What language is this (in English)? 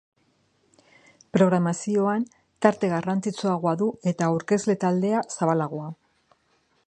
Basque